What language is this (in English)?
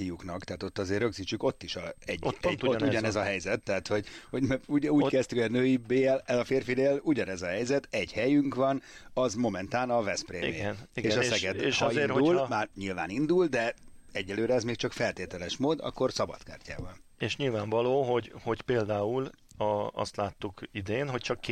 Hungarian